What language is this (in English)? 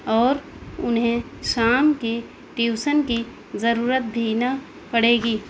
Urdu